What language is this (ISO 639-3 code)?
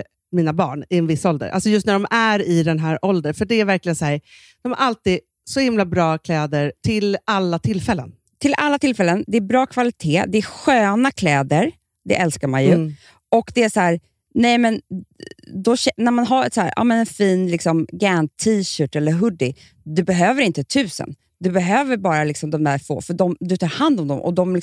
swe